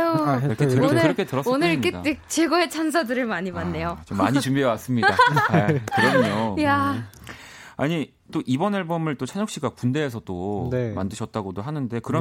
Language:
Korean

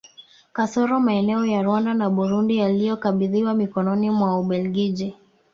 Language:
Swahili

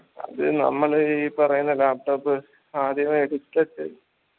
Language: Malayalam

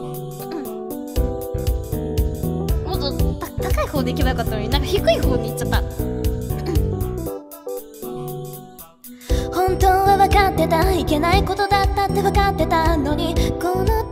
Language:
Japanese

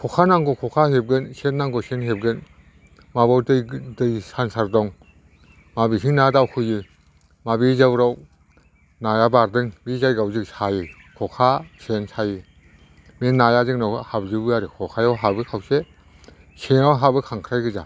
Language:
Bodo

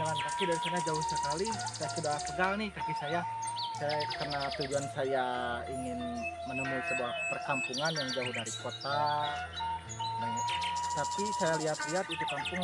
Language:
Indonesian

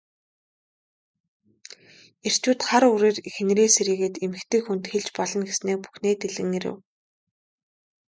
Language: Mongolian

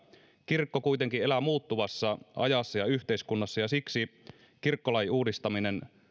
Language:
Finnish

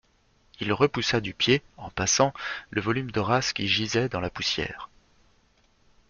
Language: French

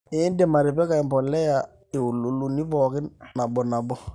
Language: Masai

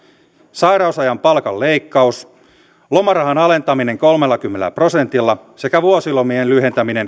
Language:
Finnish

